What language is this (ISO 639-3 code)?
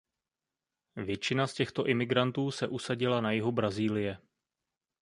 ces